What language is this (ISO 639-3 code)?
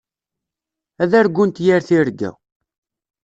kab